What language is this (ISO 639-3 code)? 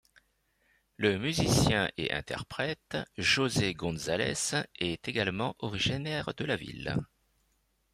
fra